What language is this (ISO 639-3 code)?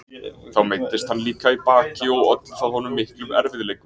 isl